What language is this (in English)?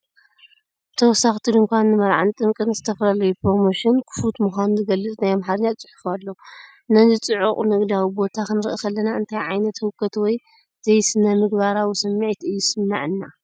Tigrinya